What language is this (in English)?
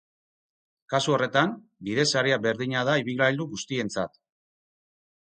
Basque